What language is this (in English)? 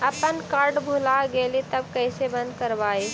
Magahi